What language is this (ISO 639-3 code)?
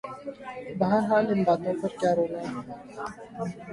urd